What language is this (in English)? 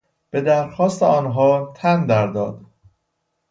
Persian